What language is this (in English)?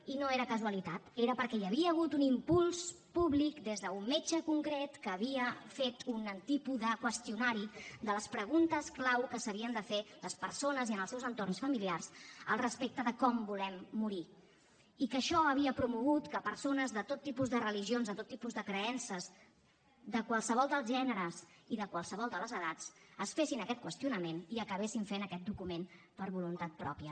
Catalan